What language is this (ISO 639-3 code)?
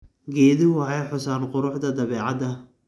som